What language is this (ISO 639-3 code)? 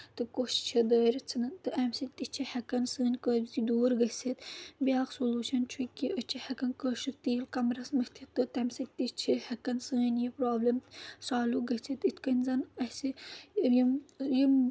kas